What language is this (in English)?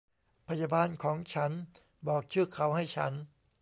Thai